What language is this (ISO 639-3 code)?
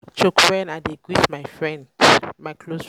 pcm